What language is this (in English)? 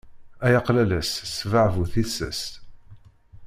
Kabyle